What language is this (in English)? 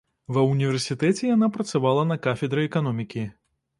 Belarusian